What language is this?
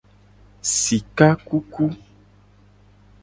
Gen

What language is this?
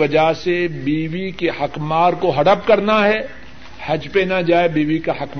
Urdu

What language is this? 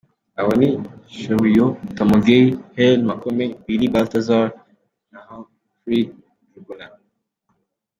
Kinyarwanda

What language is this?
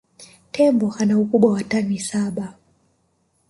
Swahili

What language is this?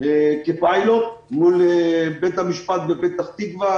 Hebrew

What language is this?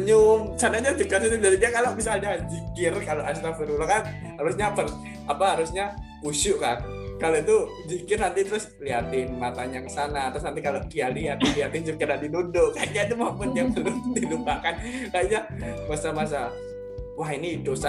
Indonesian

